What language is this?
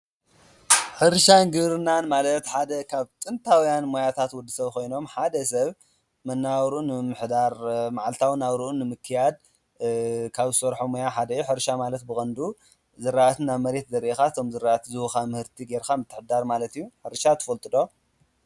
Tigrinya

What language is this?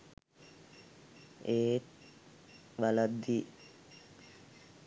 Sinhala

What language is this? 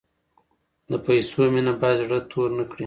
Pashto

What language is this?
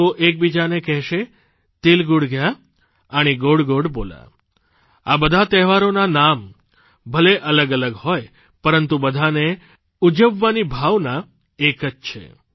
Gujarati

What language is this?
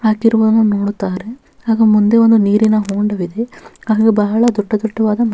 Kannada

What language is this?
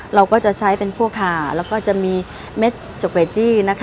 Thai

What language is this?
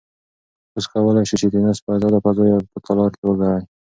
Pashto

